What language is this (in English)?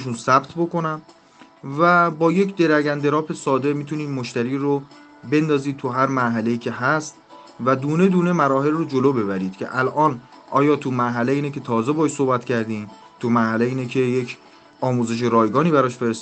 Persian